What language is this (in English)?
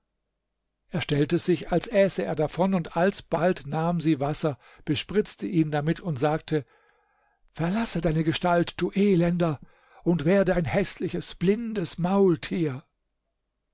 German